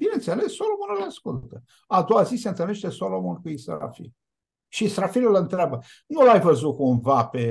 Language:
Romanian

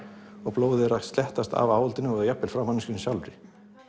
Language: Icelandic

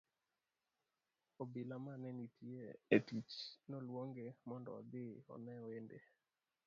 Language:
Luo (Kenya and Tanzania)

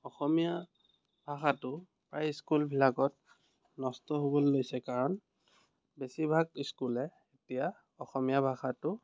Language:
Assamese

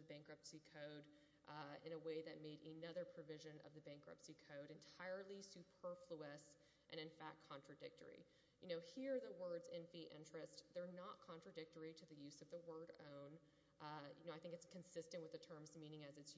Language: English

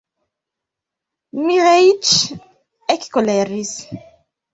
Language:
Esperanto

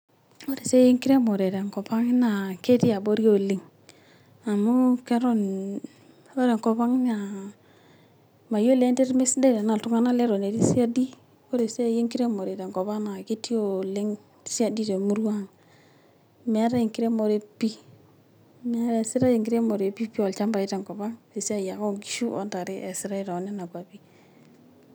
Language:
Masai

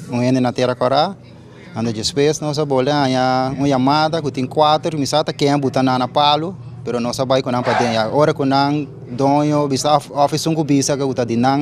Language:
Portuguese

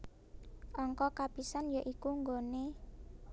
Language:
Javanese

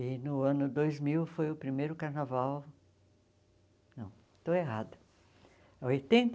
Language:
Portuguese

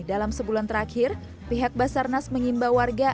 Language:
Indonesian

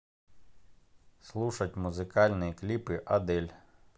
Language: Russian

